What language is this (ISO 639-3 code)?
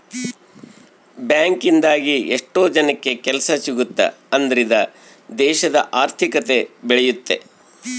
kan